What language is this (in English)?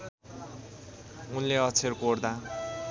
Nepali